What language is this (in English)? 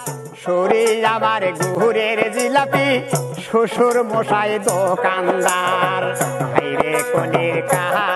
Thai